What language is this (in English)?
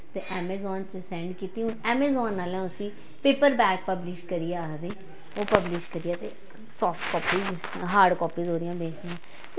Dogri